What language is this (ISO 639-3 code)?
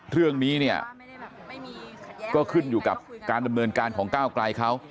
tha